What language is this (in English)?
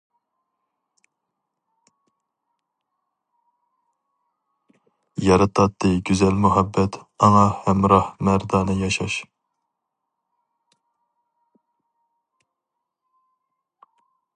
Uyghur